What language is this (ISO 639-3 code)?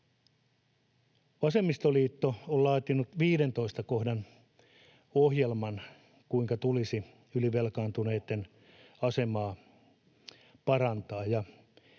fin